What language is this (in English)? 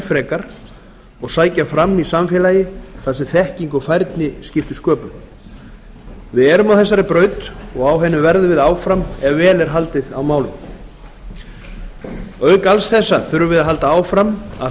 Icelandic